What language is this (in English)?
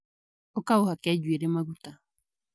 Kikuyu